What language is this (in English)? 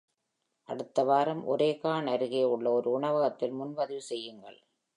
Tamil